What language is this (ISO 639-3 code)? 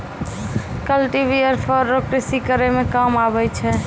mai